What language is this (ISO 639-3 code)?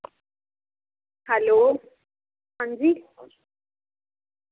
doi